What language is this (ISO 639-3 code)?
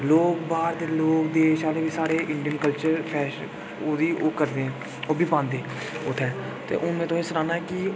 doi